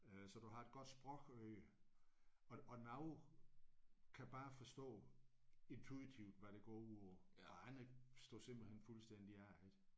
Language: Danish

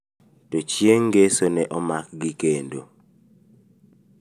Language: Luo (Kenya and Tanzania)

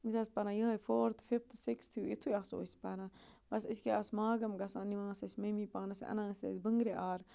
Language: Kashmiri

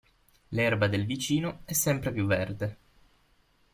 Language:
Italian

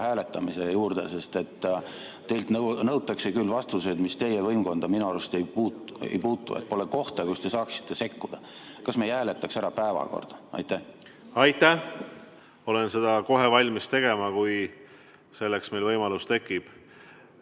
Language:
Estonian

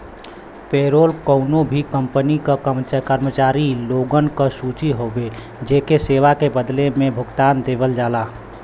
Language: Bhojpuri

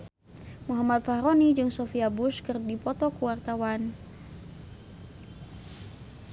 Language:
Sundanese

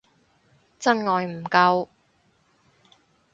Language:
Cantonese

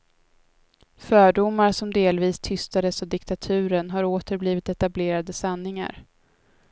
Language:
Swedish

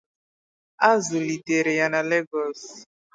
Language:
Igbo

